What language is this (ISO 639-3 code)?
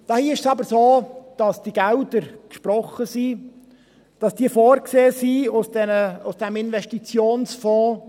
gsw